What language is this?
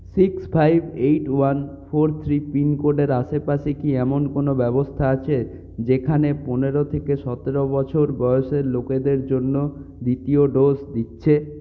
Bangla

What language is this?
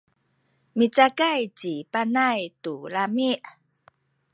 Sakizaya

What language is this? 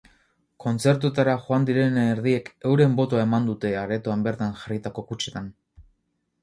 Basque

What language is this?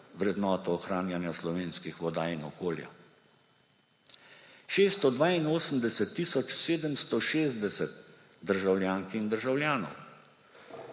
Slovenian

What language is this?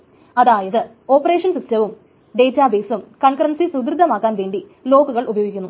Malayalam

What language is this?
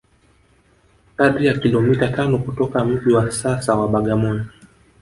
Swahili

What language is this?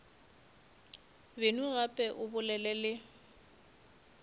Northern Sotho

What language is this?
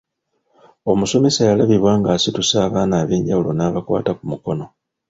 Ganda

